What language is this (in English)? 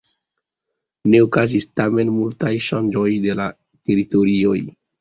Esperanto